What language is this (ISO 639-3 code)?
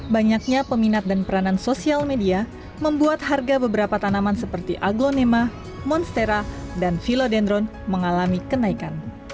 ind